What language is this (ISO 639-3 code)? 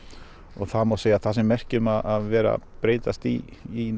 isl